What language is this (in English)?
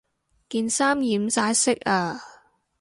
Cantonese